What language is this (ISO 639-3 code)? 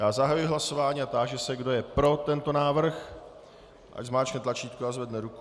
ces